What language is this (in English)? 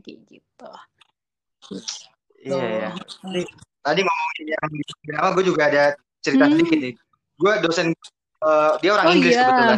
Indonesian